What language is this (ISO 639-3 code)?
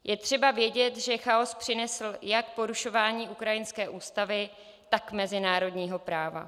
ces